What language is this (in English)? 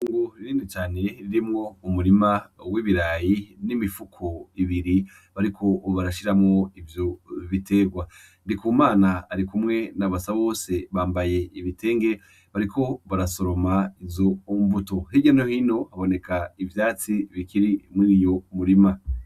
Rundi